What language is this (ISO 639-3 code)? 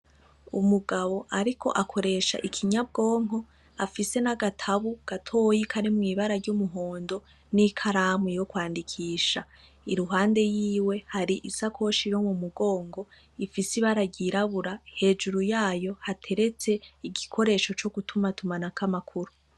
run